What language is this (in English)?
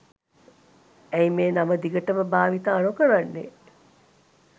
Sinhala